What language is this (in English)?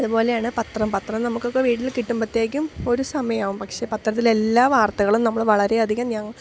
Malayalam